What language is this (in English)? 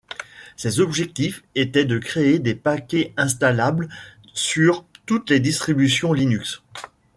French